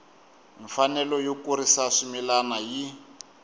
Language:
Tsonga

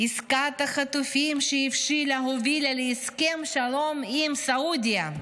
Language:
Hebrew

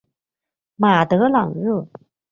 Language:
Chinese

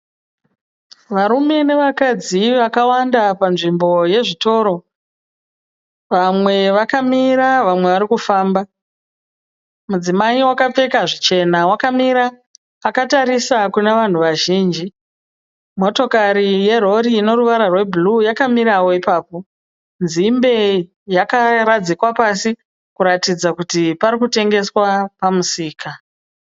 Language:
Shona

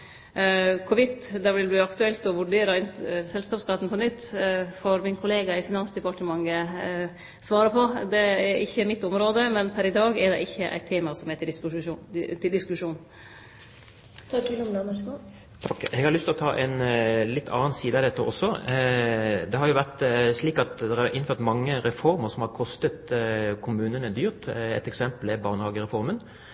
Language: Norwegian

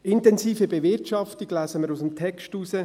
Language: Swiss German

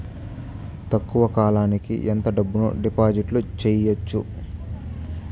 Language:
Telugu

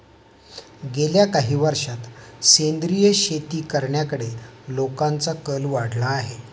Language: Marathi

